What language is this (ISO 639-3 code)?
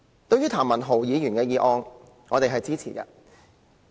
yue